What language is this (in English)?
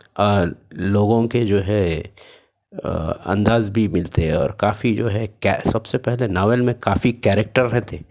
Urdu